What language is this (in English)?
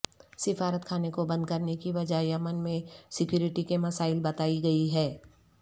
Urdu